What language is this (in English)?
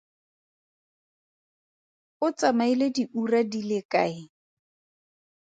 Tswana